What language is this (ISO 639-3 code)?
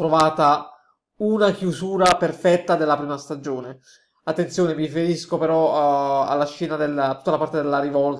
ita